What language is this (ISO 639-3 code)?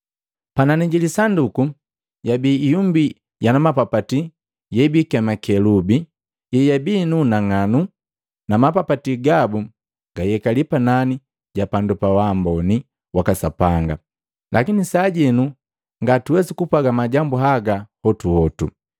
mgv